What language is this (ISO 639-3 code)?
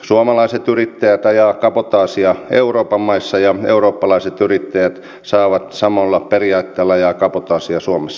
fin